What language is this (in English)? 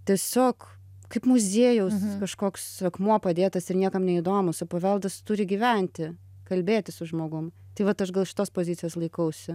Lithuanian